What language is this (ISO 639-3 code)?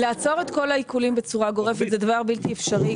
heb